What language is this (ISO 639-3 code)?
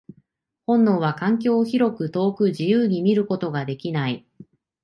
jpn